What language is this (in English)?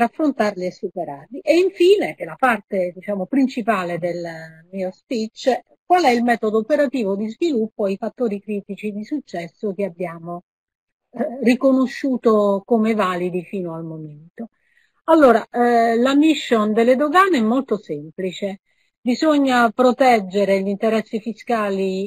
Italian